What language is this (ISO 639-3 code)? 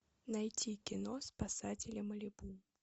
rus